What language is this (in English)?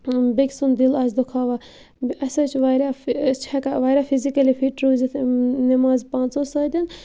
Kashmiri